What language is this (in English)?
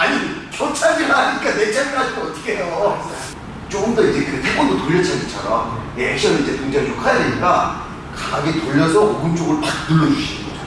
Korean